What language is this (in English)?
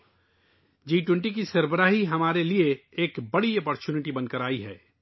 Urdu